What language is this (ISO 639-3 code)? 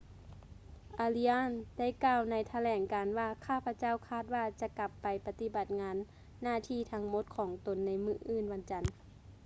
lao